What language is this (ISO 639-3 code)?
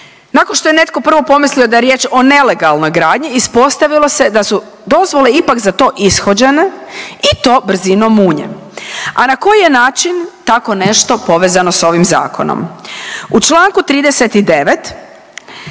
hrv